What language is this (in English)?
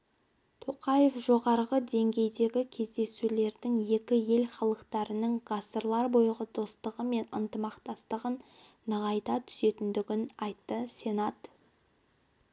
Kazakh